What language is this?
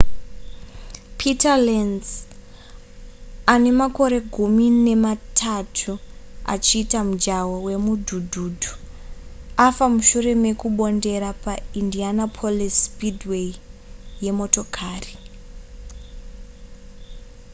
Shona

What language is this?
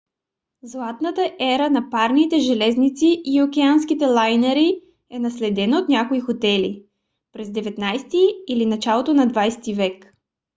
Bulgarian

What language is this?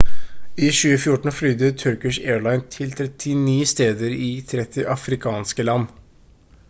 Norwegian Bokmål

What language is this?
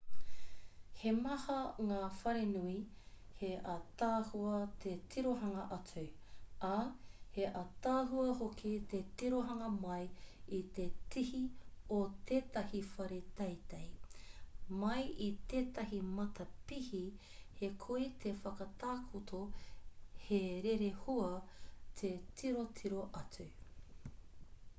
Māori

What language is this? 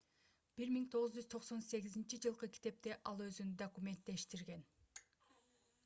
Kyrgyz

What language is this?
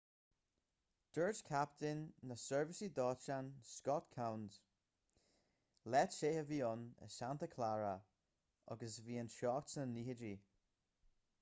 Irish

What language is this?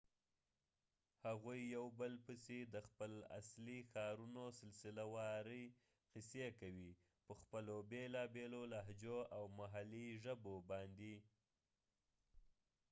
Pashto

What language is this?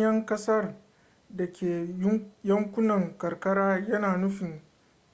Hausa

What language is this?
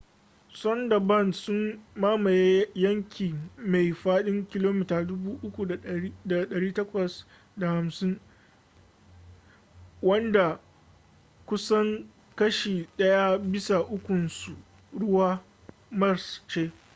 Hausa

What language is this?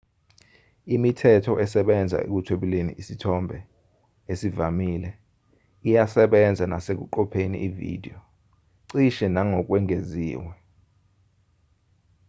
Zulu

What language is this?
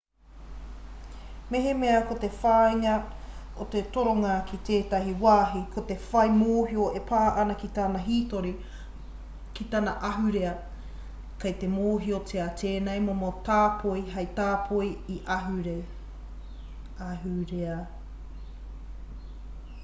Māori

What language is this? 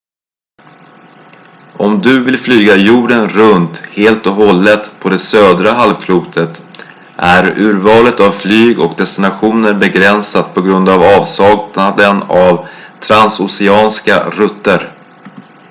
Swedish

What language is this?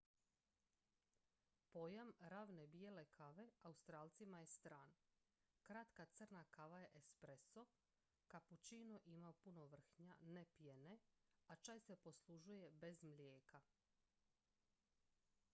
Croatian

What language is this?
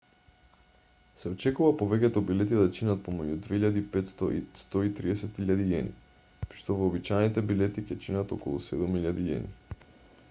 Macedonian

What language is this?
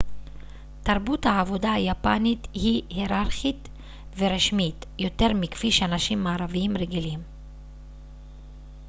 Hebrew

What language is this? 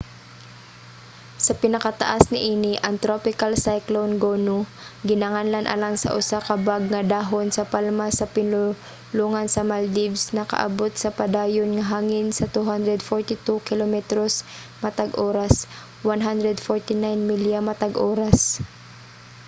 Cebuano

